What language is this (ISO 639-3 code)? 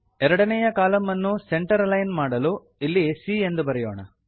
kan